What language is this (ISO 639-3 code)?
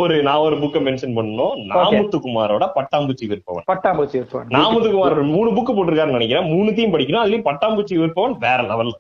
tam